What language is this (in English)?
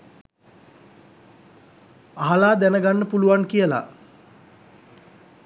Sinhala